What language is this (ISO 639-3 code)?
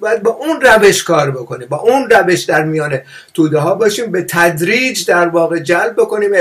fas